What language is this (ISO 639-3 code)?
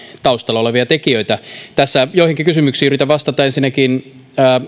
fin